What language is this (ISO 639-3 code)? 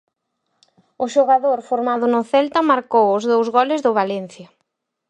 glg